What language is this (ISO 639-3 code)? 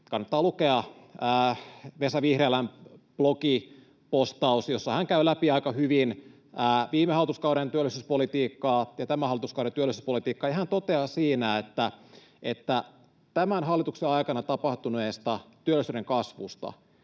fin